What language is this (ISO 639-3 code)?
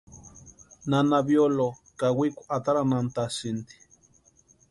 pua